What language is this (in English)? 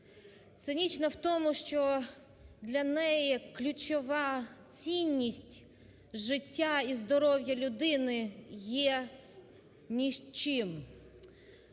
Ukrainian